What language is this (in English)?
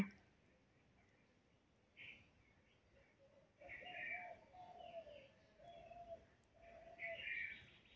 Magahi